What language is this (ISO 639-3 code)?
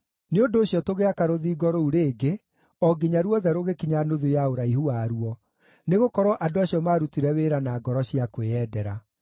kik